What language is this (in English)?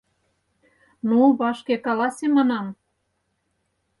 Mari